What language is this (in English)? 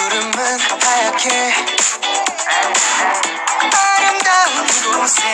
English